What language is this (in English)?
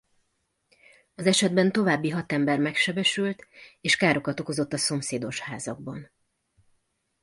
Hungarian